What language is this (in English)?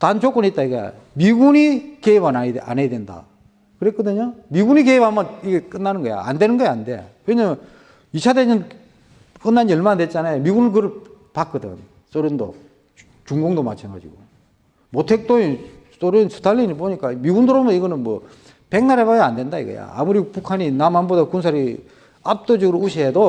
Korean